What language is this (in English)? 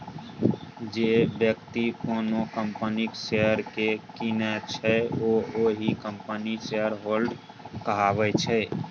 Maithili